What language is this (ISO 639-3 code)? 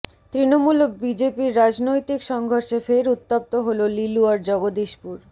ben